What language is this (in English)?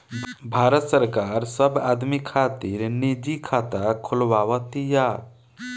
Bhojpuri